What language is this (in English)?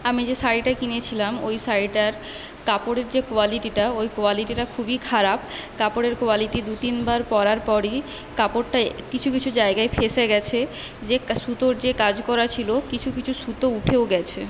Bangla